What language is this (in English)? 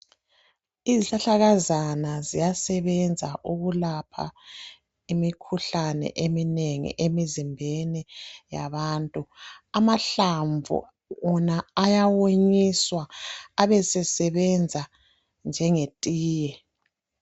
North Ndebele